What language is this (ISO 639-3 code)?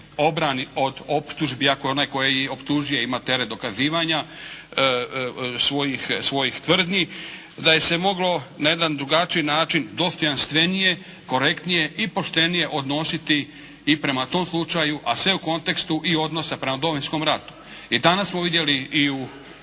hrv